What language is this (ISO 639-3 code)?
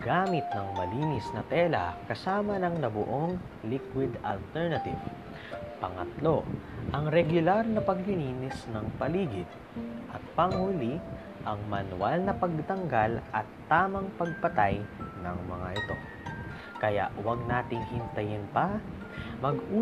fil